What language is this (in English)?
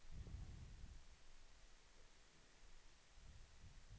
Swedish